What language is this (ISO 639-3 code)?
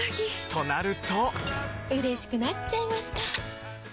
jpn